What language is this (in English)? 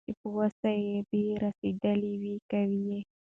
Pashto